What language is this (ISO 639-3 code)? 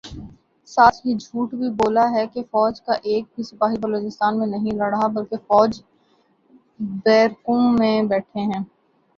urd